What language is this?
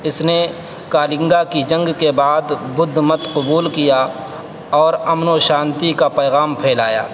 Urdu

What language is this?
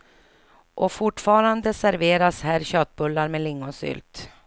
Swedish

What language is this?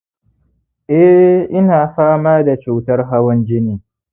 Hausa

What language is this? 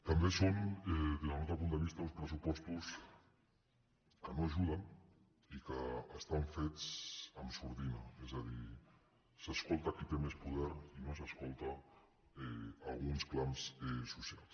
Catalan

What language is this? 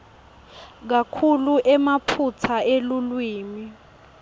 Swati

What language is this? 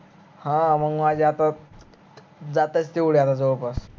Marathi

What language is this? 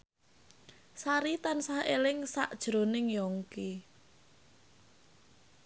Javanese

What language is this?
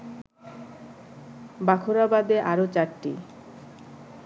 Bangla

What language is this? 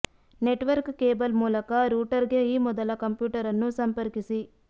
Kannada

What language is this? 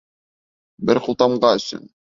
Bashkir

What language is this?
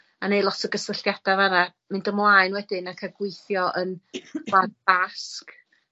Welsh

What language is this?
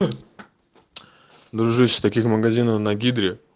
Russian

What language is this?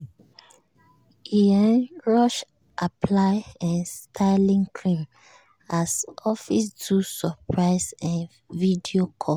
Nigerian Pidgin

